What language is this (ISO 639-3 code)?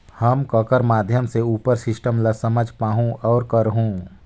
hne